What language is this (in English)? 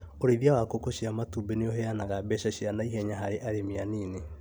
Kikuyu